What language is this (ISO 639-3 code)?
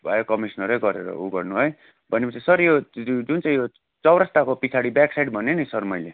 nep